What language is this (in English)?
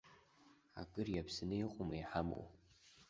Abkhazian